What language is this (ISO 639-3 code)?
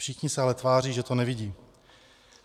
ces